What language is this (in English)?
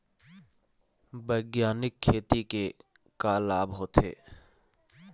Chhattisgarhi